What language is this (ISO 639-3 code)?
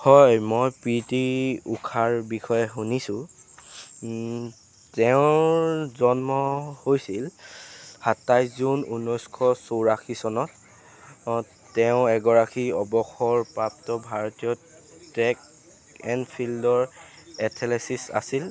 asm